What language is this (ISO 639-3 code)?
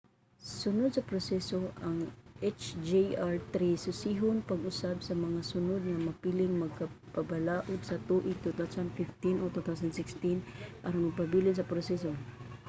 ceb